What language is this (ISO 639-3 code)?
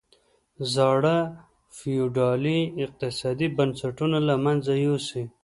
pus